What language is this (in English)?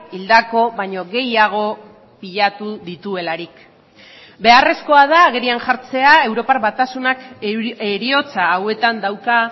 Basque